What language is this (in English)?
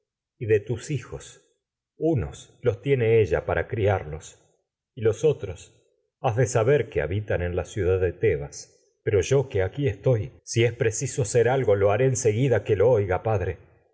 Spanish